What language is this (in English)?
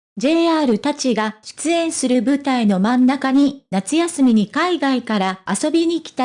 Japanese